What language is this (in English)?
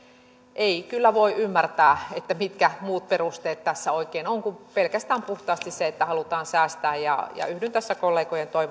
Finnish